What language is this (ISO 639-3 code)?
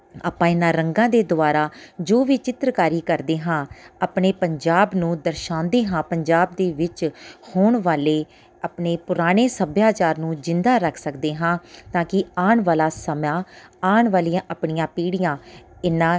pan